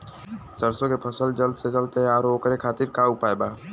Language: Bhojpuri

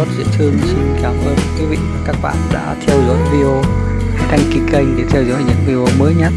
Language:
Vietnamese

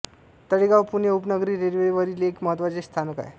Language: Marathi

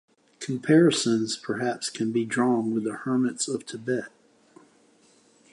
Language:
English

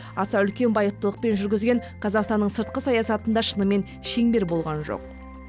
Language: Kazakh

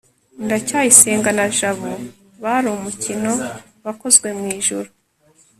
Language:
Kinyarwanda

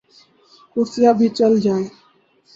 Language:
Urdu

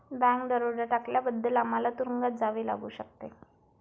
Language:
Marathi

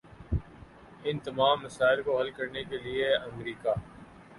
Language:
Urdu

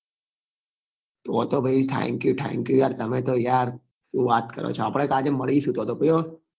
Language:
Gujarati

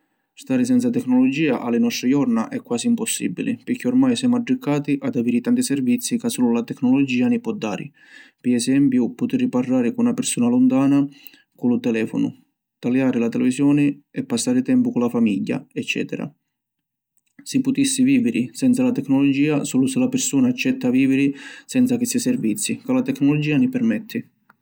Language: Sicilian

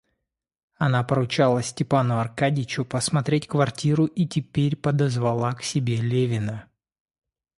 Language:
Russian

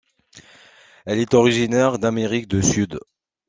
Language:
French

